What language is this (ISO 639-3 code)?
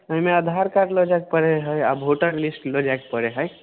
mai